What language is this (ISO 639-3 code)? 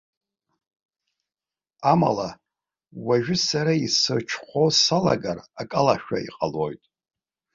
abk